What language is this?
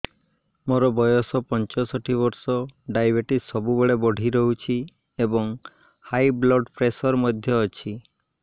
Odia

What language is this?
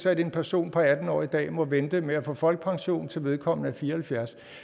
Danish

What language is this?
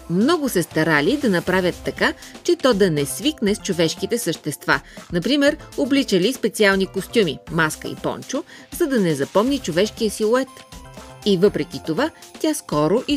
Bulgarian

